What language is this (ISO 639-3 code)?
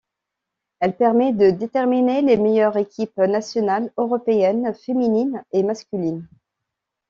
fra